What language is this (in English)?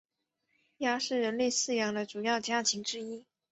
Chinese